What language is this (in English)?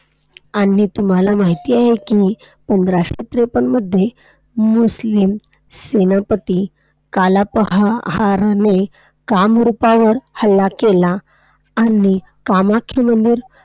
Marathi